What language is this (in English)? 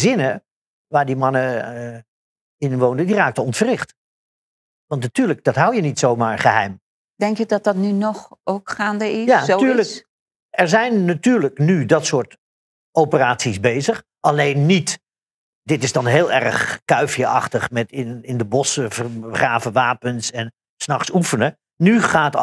Dutch